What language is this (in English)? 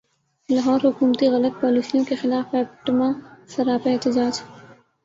Urdu